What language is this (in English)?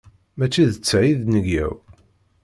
Kabyle